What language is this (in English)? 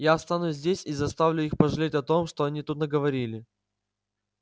Russian